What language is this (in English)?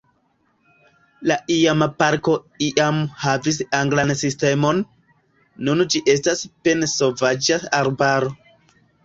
Esperanto